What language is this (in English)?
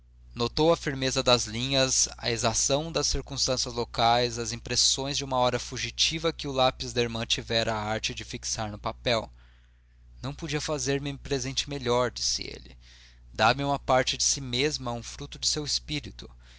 Portuguese